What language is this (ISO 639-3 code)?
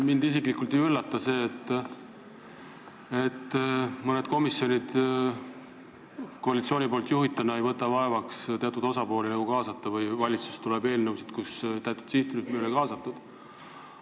est